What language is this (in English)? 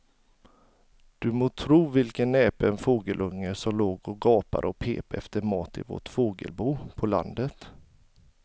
Swedish